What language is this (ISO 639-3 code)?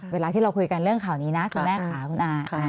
tha